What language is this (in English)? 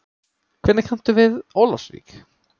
Icelandic